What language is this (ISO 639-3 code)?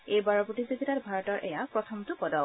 asm